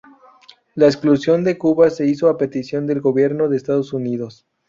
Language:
Spanish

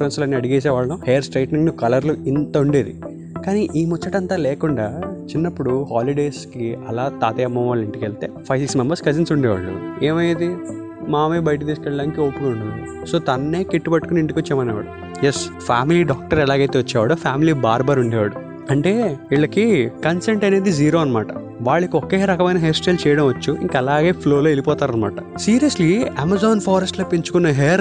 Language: Telugu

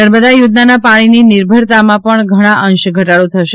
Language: Gujarati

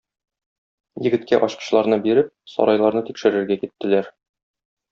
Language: Tatar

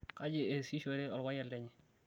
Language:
Masai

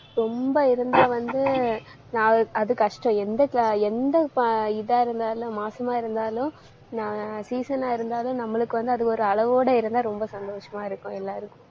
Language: Tamil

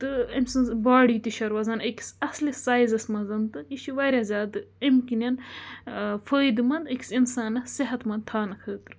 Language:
Kashmiri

